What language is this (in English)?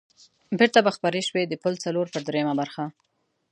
Pashto